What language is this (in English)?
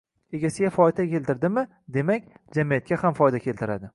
Uzbek